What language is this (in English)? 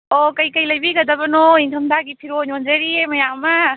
Manipuri